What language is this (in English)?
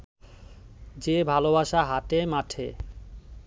Bangla